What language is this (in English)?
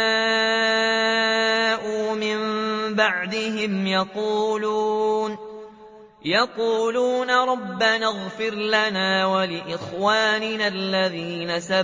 Arabic